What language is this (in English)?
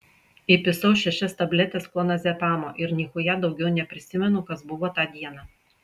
Lithuanian